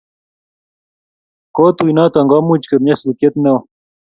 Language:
Kalenjin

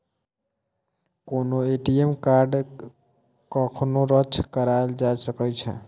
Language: Maithili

